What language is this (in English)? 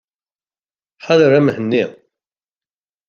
Kabyle